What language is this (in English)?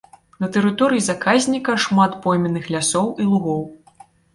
Belarusian